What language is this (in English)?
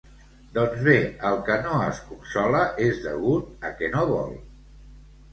Catalan